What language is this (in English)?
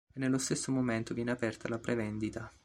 Italian